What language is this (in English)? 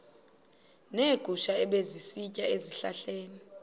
Xhosa